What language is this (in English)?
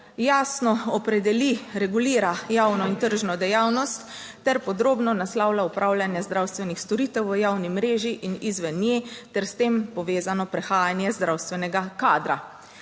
Slovenian